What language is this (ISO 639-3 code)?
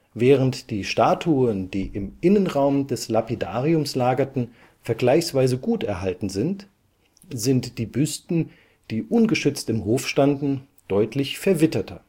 deu